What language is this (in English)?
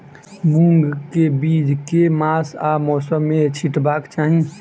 Maithili